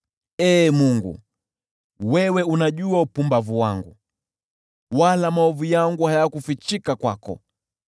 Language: Swahili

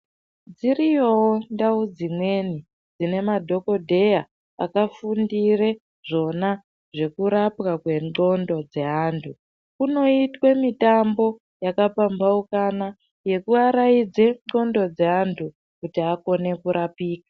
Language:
Ndau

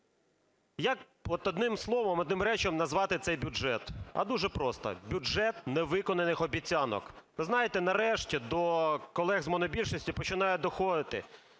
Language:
Ukrainian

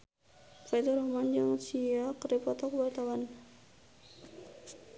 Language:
Sundanese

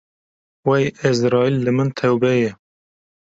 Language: Kurdish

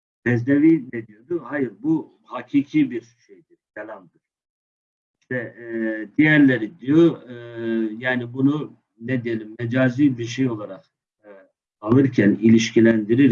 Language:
Turkish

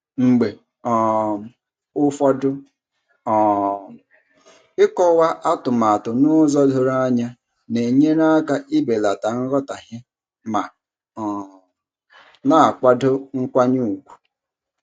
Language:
Igbo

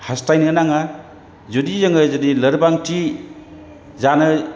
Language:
Bodo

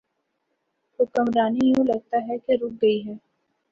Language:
Urdu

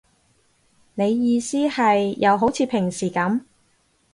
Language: Cantonese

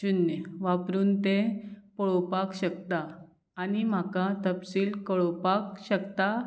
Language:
Konkani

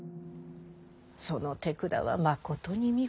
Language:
Japanese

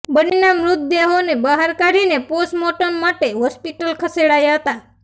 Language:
Gujarati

